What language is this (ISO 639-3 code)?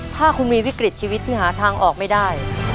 tha